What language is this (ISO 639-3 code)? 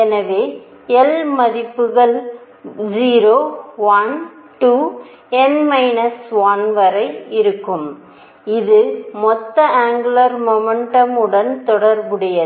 tam